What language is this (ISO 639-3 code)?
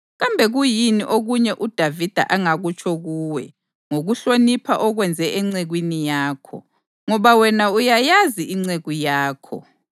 nde